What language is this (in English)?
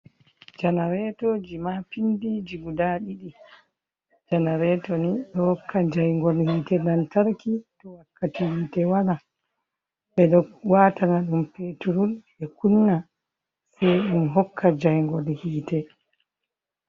Fula